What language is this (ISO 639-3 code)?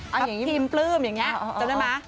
tha